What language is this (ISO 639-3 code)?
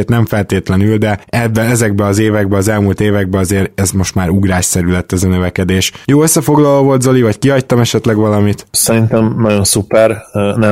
hun